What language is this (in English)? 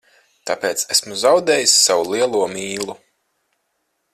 Latvian